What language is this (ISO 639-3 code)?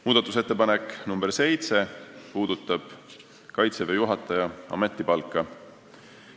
est